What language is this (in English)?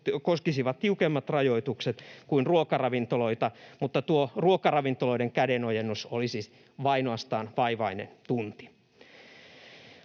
Finnish